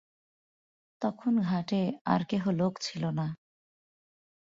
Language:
Bangla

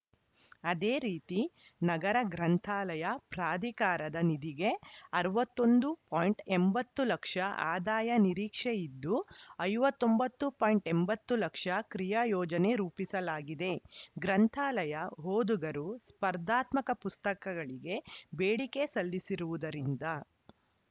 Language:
Kannada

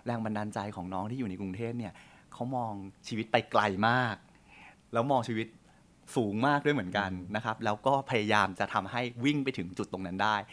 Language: Thai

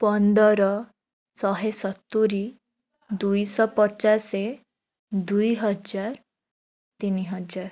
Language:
Odia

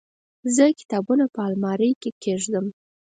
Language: Pashto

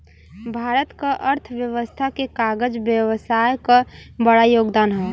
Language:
Bhojpuri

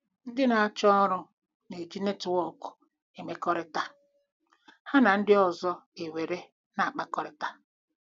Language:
Igbo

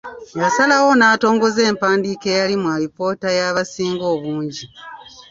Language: Ganda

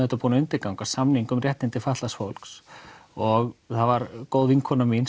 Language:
Icelandic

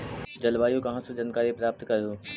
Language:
Magahi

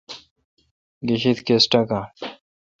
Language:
Kalkoti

